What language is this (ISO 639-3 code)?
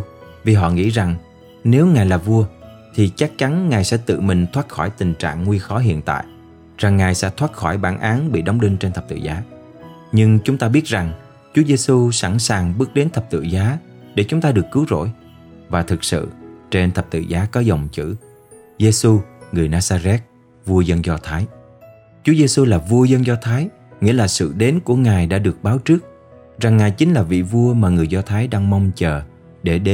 vie